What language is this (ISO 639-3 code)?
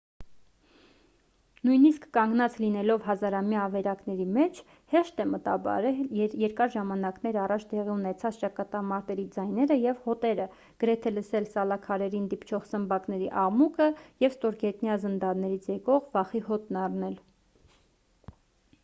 hye